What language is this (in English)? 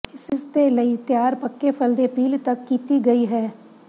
Punjabi